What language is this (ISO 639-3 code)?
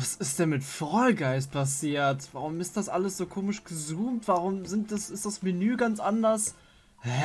deu